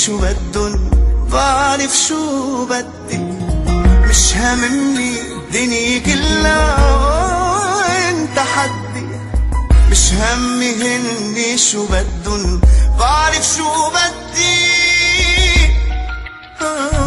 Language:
Arabic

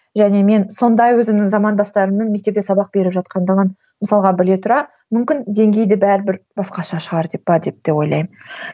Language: Kazakh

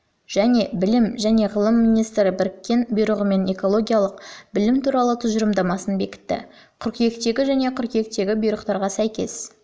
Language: Kazakh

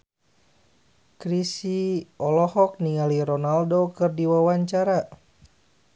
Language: Sundanese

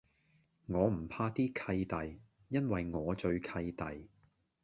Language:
Cantonese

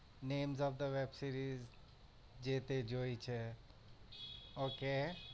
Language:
Gujarati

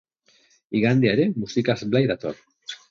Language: Basque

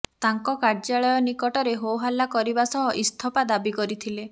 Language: Odia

